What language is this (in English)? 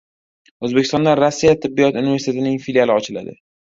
Uzbek